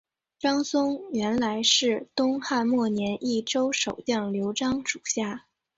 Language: Chinese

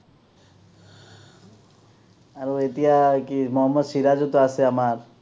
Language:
Assamese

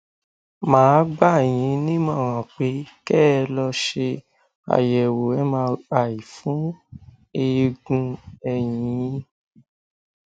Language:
Yoruba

